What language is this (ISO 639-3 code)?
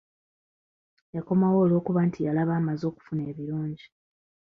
lug